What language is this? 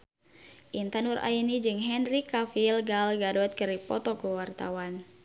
Sundanese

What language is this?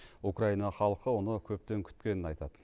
Kazakh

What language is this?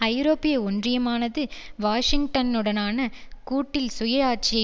Tamil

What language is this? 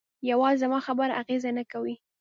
Pashto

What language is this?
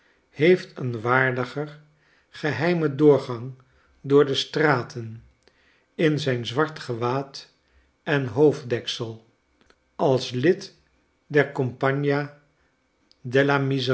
Dutch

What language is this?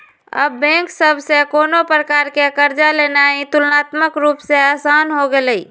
Magahi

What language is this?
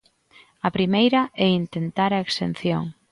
Galician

